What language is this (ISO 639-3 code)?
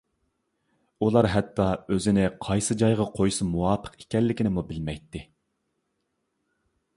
uig